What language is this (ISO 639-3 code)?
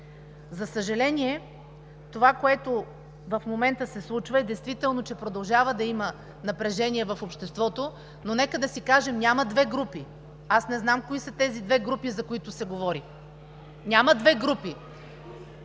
bul